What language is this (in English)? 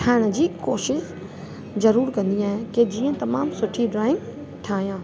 Sindhi